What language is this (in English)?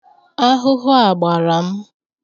Igbo